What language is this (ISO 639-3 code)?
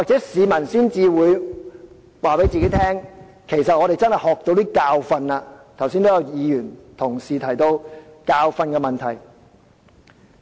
yue